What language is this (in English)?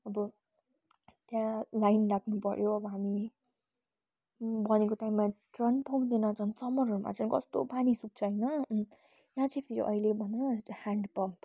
Nepali